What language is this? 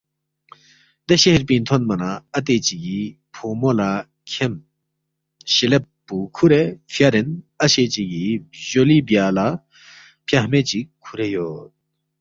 Balti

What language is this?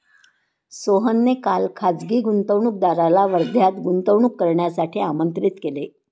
Marathi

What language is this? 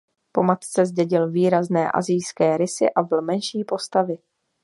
Czech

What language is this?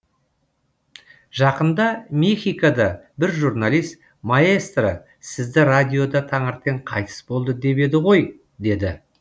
Kazakh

